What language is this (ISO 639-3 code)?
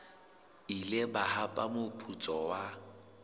sot